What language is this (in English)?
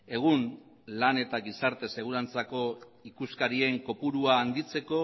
Basque